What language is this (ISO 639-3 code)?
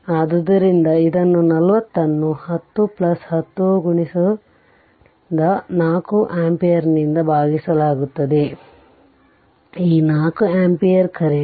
kan